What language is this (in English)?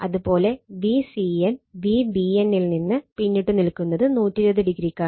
Malayalam